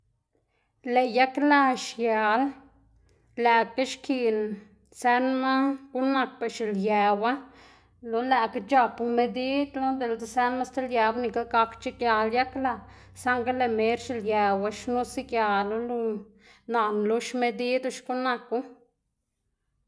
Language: Xanaguía Zapotec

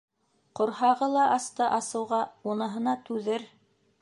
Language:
Bashkir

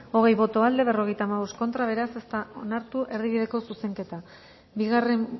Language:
Basque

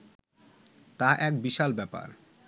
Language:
Bangla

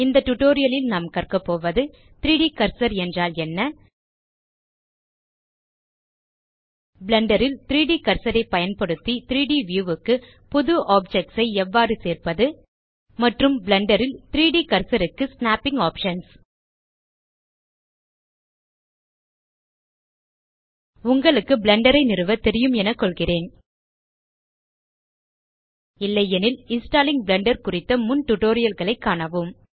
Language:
Tamil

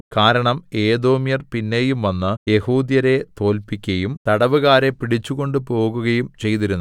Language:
Malayalam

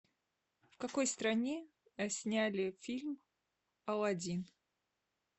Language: Russian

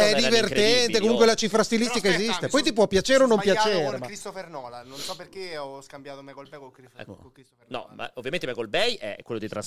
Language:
Italian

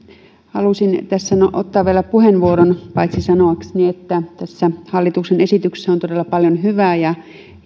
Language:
Finnish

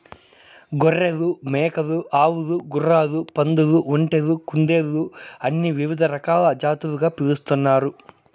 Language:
Telugu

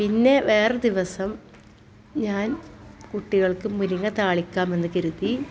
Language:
Malayalam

